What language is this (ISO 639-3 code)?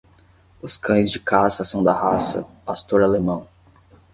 por